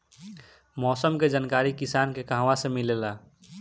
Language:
Bhojpuri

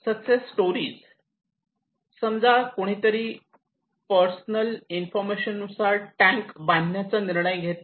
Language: Marathi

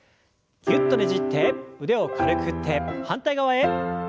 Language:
Japanese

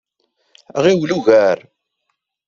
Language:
Kabyle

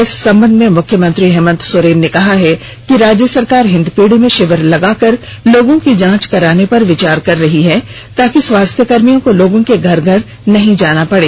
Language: Hindi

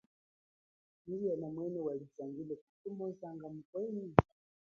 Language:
Chokwe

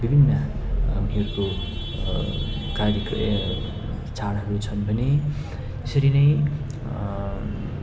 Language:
Nepali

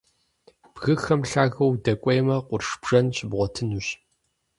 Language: Kabardian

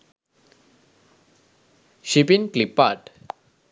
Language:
Sinhala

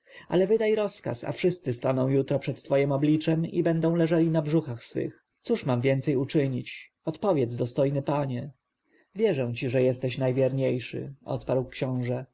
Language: Polish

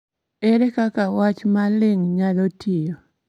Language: Luo (Kenya and Tanzania)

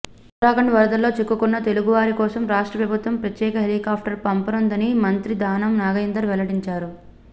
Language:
Telugu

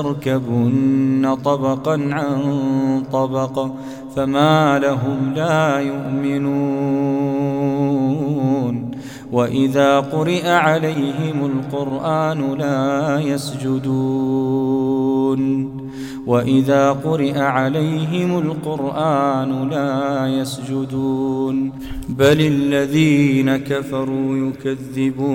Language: Arabic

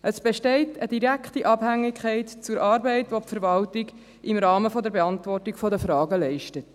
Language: Swiss German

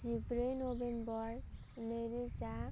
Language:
Bodo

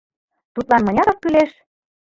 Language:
Mari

